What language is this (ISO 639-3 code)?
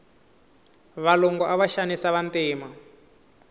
tso